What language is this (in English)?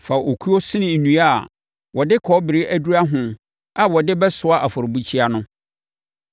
Akan